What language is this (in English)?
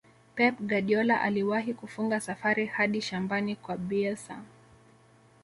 Swahili